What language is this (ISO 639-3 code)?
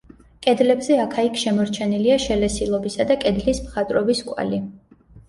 kat